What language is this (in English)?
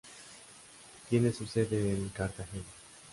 Spanish